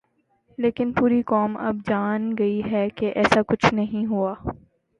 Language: Urdu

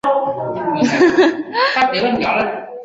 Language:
Chinese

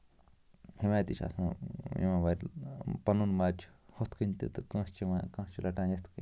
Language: Kashmiri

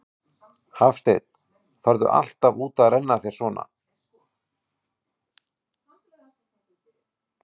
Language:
Icelandic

